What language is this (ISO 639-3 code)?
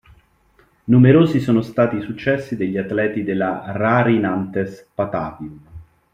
ita